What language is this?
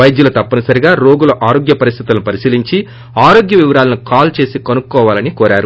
Telugu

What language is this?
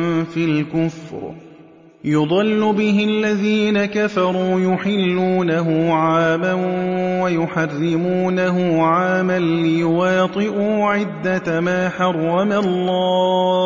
Arabic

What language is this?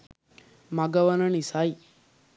Sinhala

